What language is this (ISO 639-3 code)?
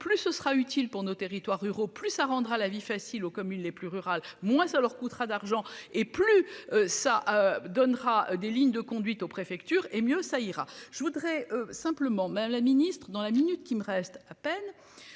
fra